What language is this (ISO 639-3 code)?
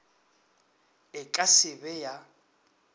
nso